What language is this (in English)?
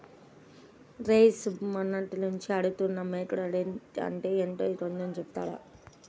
Telugu